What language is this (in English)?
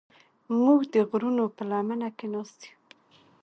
Pashto